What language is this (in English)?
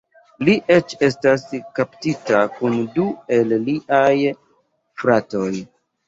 Esperanto